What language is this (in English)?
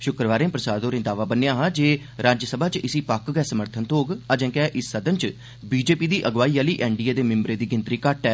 Dogri